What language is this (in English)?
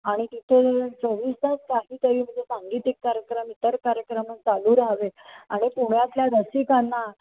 Marathi